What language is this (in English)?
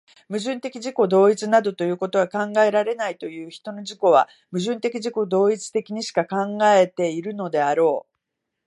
Japanese